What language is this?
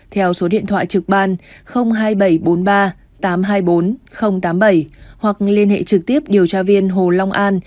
Vietnamese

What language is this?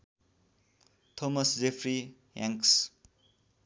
Nepali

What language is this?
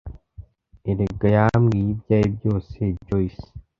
Kinyarwanda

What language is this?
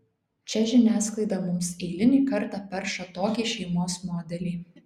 Lithuanian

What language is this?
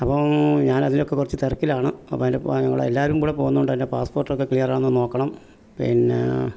Malayalam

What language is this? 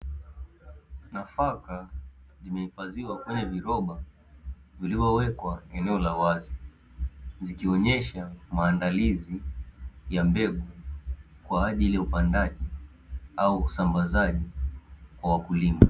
Swahili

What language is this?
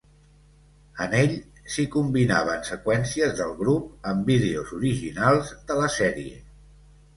Catalan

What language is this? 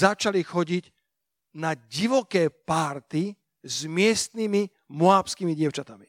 Slovak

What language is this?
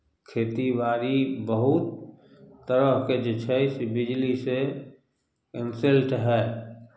Maithili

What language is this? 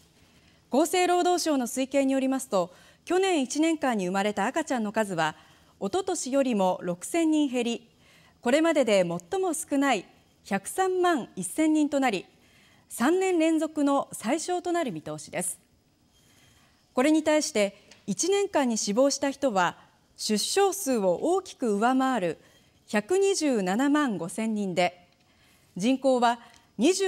Japanese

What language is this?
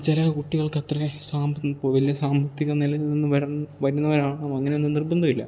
Malayalam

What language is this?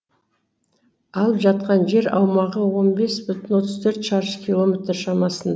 Kazakh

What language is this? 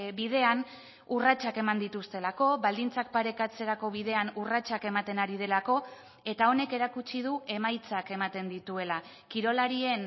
Basque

